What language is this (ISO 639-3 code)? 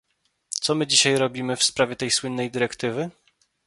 pol